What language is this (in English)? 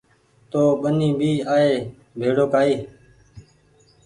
Goaria